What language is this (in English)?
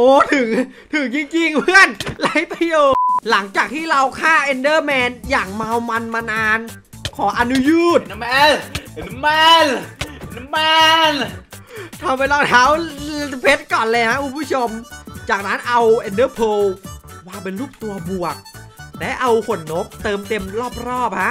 Thai